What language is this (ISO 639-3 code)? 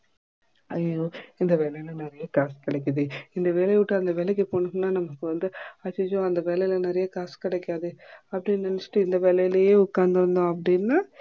tam